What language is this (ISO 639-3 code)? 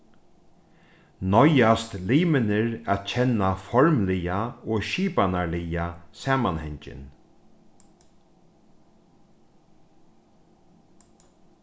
fao